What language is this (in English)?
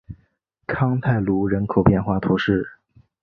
Chinese